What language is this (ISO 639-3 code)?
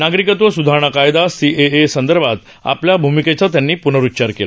mar